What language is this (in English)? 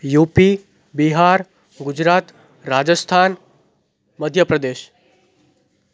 Gujarati